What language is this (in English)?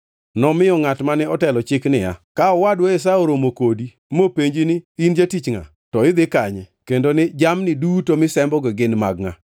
Luo (Kenya and Tanzania)